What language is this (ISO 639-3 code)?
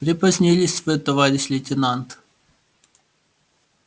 rus